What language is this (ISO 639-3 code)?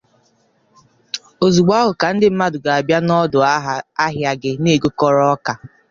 ibo